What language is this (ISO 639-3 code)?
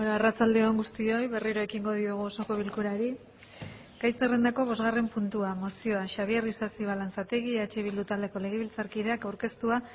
eus